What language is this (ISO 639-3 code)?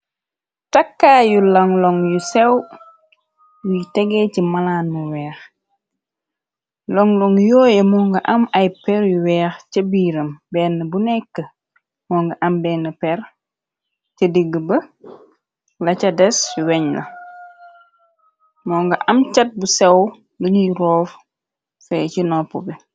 wol